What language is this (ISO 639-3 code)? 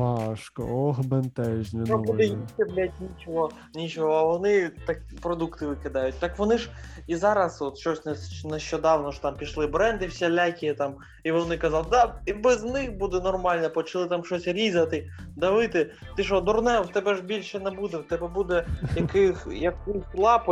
ukr